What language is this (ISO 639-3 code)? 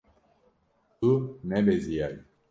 kur